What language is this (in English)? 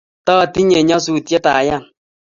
Kalenjin